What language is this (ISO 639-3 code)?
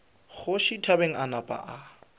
nso